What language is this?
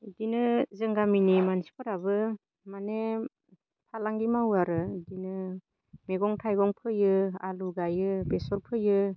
Bodo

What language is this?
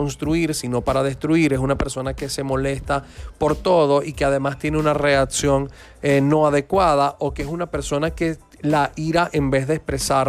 Spanish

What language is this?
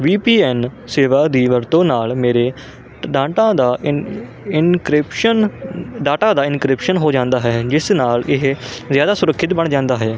Punjabi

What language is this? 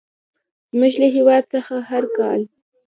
Pashto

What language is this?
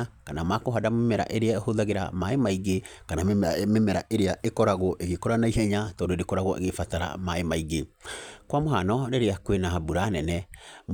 Kikuyu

